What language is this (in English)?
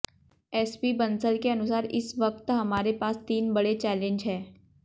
Hindi